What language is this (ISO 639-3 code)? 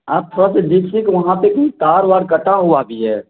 urd